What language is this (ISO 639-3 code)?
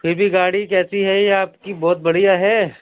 urd